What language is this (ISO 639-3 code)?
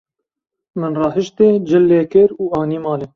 kur